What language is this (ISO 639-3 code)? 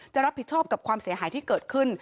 tha